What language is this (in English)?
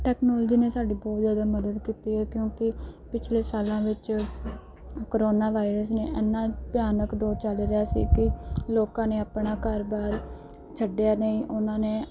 Punjabi